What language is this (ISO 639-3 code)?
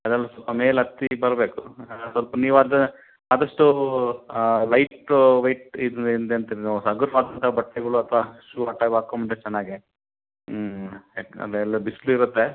kan